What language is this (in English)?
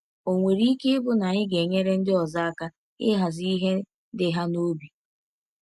Igbo